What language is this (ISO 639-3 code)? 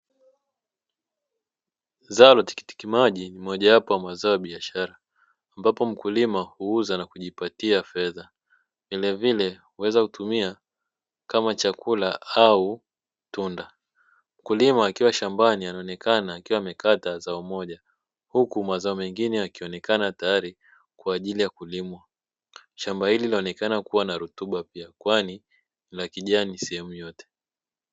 swa